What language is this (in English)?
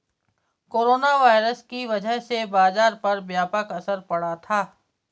Hindi